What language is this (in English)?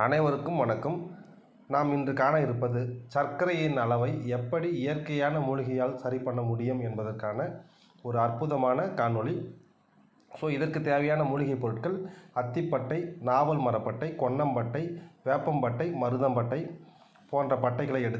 Thai